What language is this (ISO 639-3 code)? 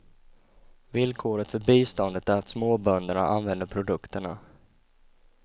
swe